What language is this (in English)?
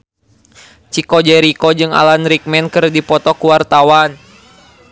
Sundanese